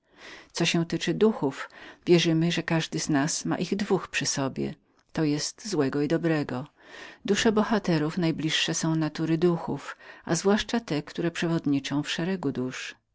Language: Polish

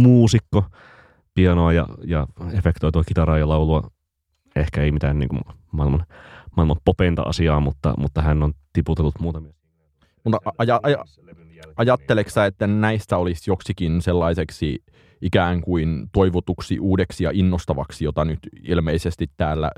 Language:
Finnish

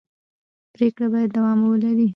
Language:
Pashto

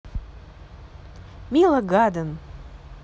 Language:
Russian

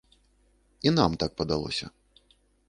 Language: Belarusian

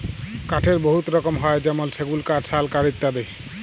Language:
Bangla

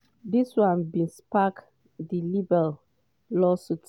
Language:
Nigerian Pidgin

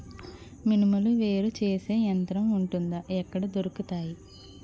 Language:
Telugu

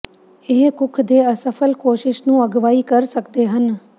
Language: Punjabi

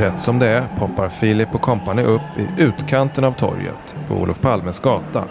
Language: Swedish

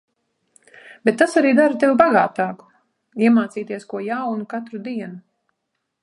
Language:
Latvian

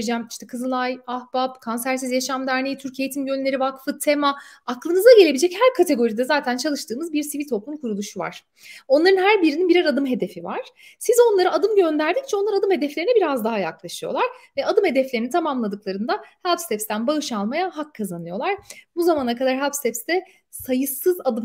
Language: Turkish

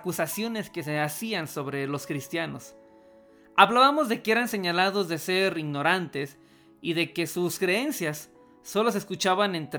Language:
Spanish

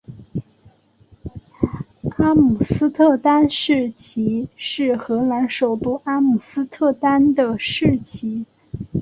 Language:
Chinese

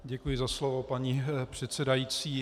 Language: Czech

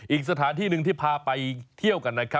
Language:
Thai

